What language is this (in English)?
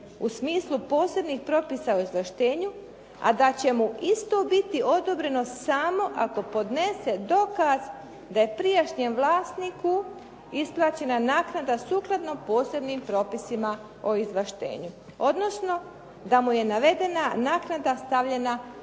Croatian